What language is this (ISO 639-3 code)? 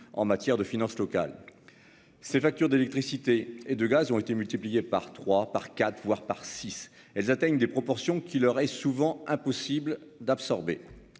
fra